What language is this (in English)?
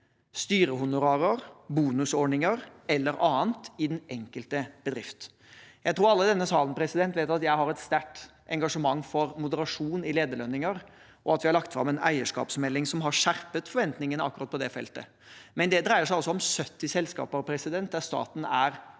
Norwegian